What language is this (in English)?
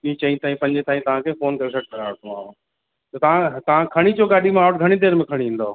Sindhi